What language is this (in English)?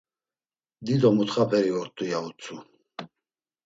Laz